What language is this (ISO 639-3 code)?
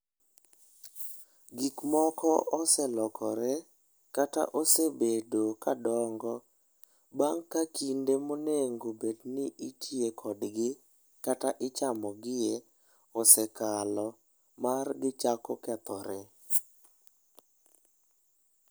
luo